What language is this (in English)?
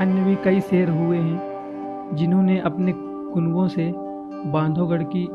Hindi